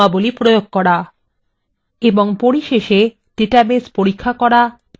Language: Bangla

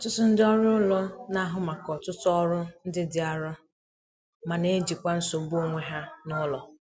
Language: Igbo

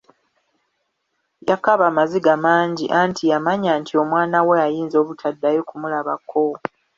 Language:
Ganda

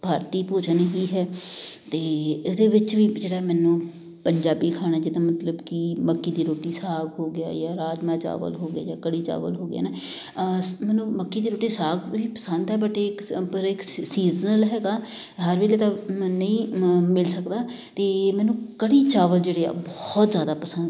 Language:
Punjabi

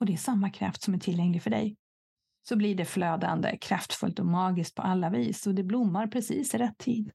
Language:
Swedish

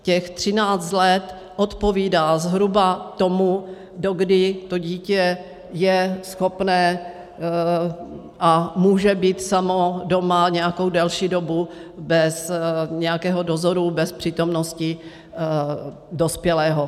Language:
Czech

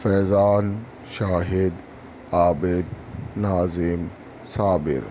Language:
Urdu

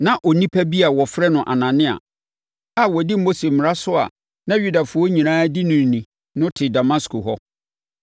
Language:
Akan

